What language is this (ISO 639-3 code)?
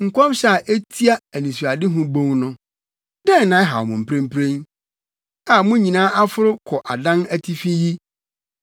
aka